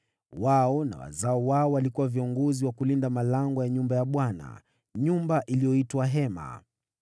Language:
Swahili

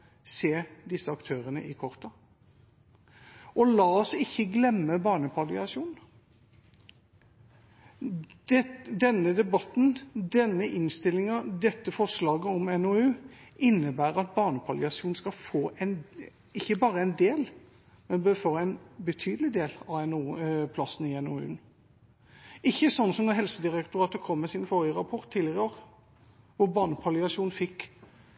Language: Norwegian Bokmål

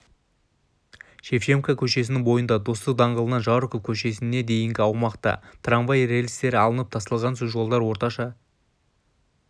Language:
Kazakh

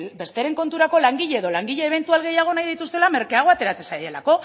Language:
Basque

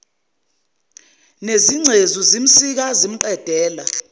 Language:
Zulu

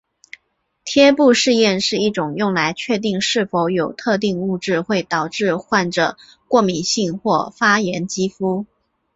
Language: Chinese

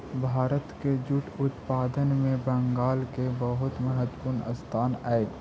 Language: Magahi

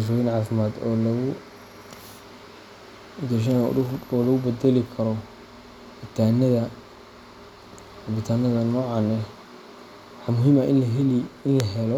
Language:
Somali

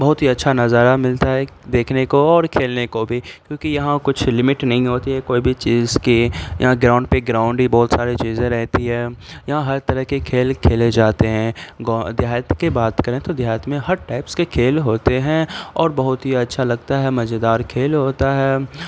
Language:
Urdu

